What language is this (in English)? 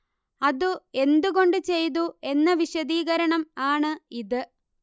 Malayalam